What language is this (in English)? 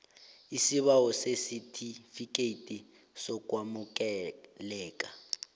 South Ndebele